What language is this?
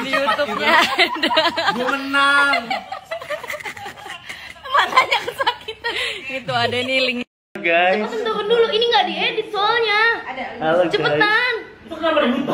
Indonesian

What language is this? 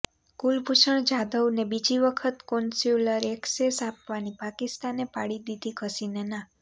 Gujarati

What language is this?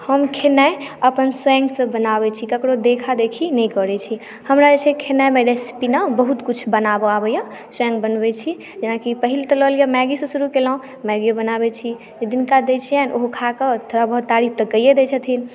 Maithili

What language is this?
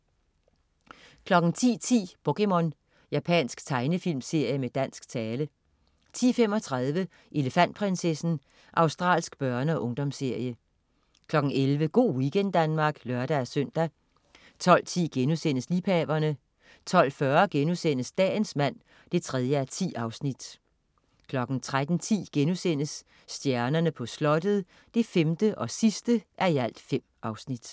Danish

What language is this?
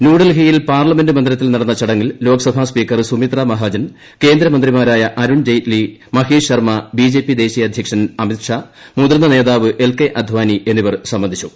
Malayalam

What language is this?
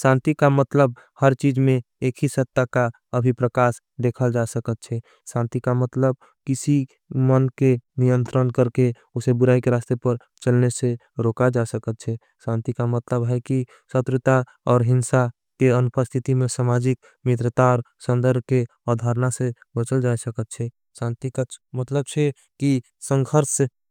Angika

